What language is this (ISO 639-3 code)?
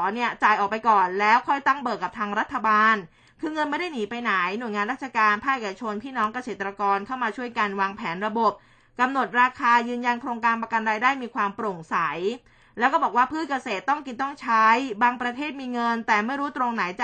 tha